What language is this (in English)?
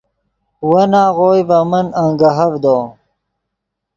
Yidgha